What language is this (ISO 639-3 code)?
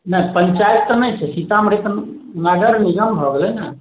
mai